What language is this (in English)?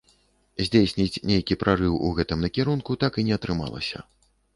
Belarusian